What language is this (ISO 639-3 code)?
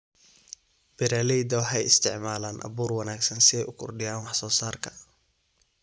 som